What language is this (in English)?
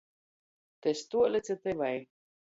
Latgalian